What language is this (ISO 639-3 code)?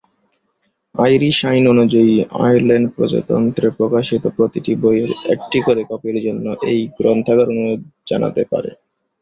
ben